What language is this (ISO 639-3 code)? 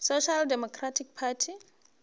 nso